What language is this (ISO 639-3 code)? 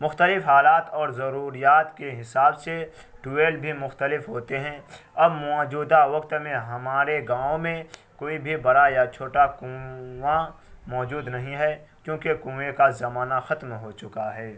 urd